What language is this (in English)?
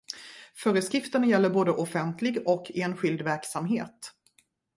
Swedish